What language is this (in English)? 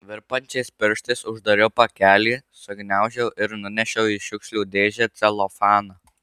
Lithuanian